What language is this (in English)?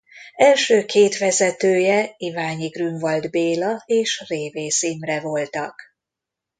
Hungarian